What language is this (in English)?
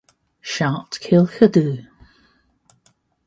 Welsh